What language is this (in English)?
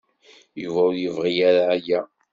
Kabyle